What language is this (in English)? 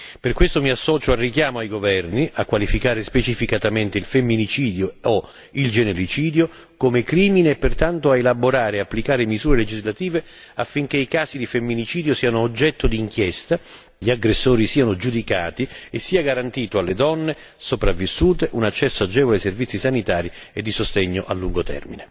Italian